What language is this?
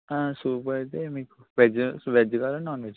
Telugu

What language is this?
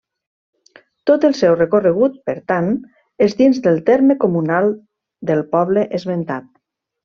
Catalan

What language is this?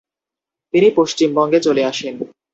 Bangla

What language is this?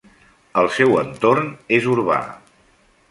Catalan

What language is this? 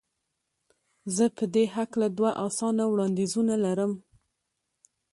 Pashto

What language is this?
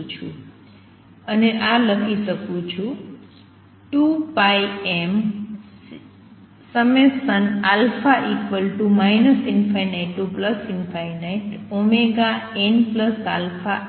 Gujarati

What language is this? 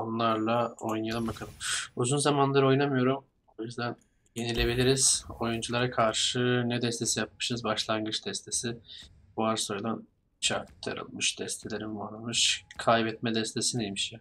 Turkish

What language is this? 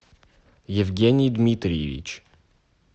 Russian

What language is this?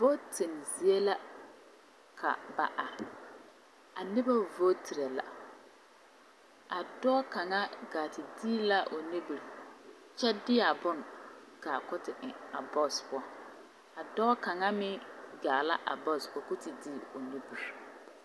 Southern Dagaare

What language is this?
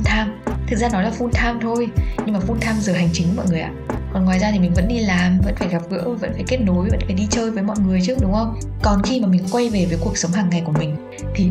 Vietnamese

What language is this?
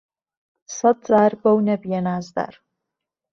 Central Kurdish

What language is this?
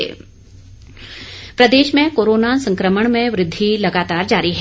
Hindi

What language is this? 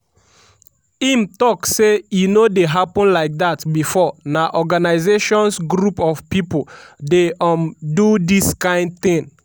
Nigerian Pidgin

